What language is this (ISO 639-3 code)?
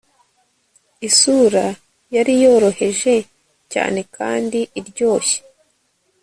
kin